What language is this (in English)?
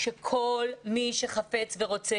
Hebrew